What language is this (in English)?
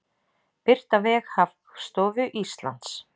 Icelandic